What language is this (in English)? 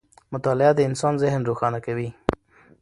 Pashto